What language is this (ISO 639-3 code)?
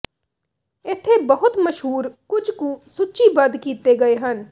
pan